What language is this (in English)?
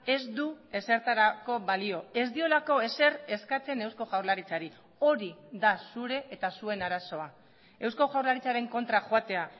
Basque